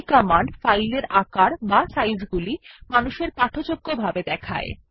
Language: Bangla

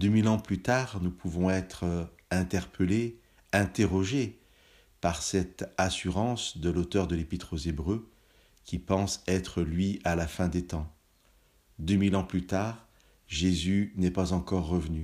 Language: French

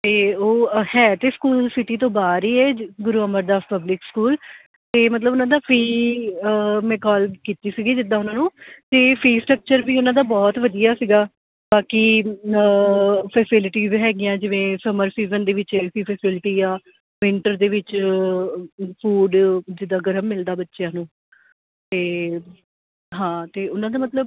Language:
Punjabi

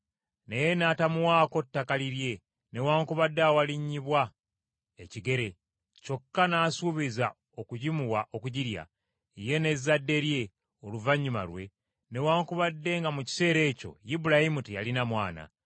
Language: Ganda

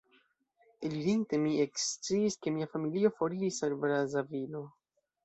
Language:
Esperanto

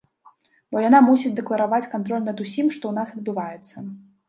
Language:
Belarusian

